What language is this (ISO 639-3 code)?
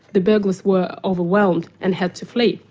eng